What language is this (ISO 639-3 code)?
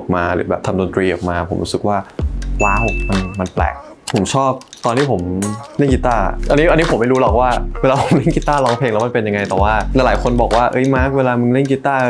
tha